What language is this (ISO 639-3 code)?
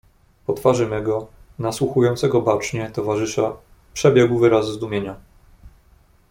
pol